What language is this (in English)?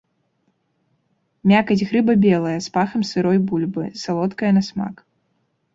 Belarusian